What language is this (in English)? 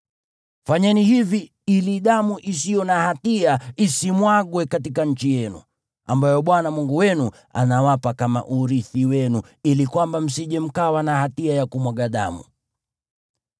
Swahili